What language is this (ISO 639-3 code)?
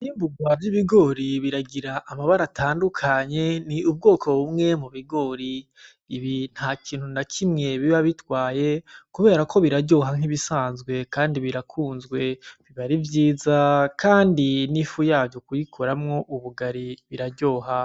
run